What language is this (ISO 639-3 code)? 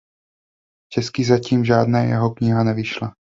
ces